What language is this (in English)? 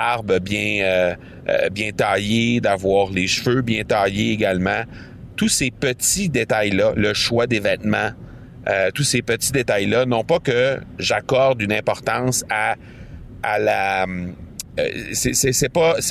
French